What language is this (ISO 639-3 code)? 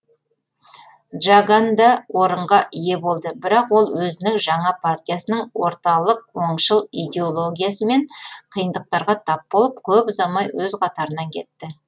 kaz